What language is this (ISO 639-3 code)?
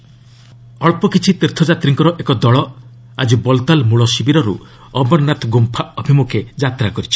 ori